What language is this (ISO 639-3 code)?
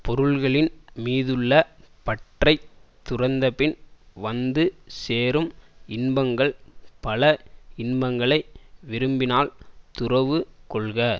tam